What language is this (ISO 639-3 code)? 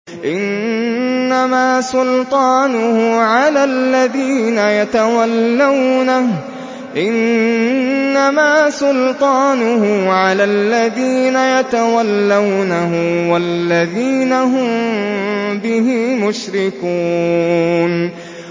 ara